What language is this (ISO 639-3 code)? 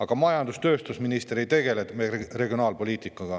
est